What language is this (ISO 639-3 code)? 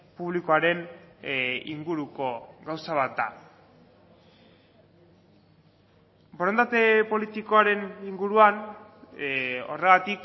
eus